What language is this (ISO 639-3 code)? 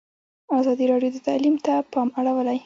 pus